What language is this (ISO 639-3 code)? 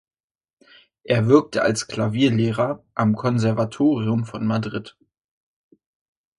deu